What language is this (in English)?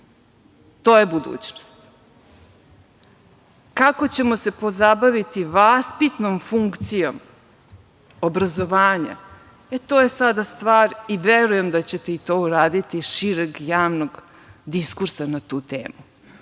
Serbian